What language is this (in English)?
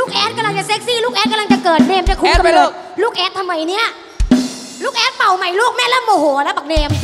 Thai